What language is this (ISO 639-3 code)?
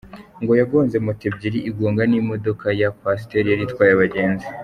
kin